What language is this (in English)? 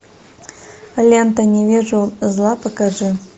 Russian